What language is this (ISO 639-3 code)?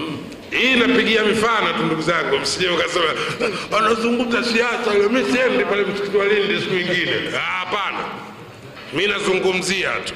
swa